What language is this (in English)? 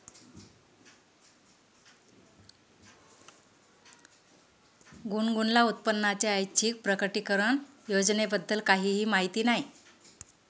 Marathi